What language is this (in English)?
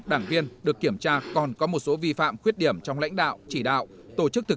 Vietnamese